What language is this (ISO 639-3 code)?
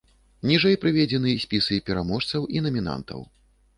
bel